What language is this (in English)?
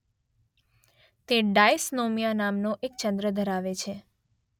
Gujarati